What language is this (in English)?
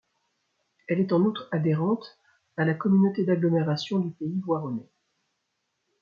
French